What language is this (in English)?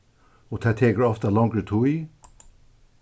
Faroese